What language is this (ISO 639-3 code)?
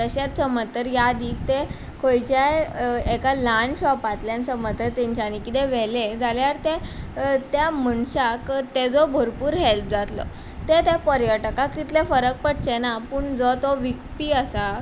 kok